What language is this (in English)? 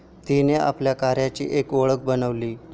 Marathi